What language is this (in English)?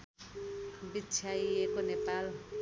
Nepali